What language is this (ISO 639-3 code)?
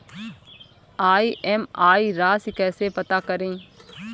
hin